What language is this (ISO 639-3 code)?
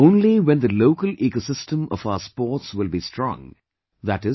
eng